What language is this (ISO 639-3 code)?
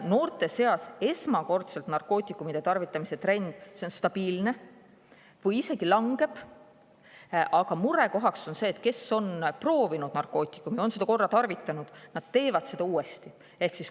est